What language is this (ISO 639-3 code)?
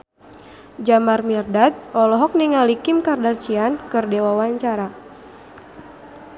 sun